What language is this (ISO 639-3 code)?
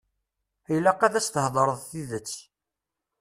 kab